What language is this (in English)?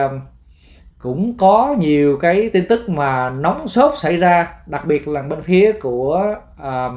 Vietnamese